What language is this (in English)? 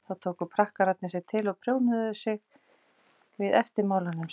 Icelandic